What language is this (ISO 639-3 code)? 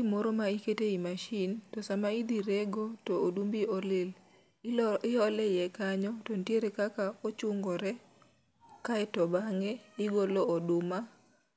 luo